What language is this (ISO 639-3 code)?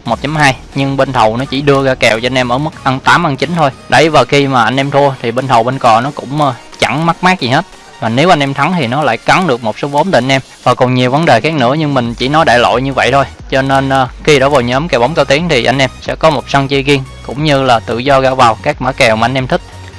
vie